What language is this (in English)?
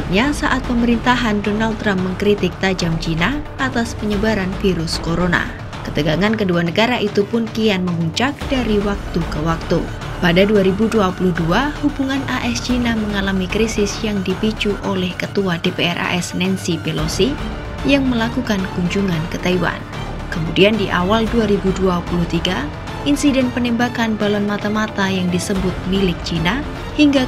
Indonesian